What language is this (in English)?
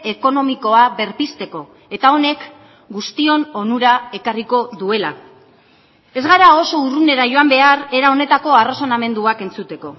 Basque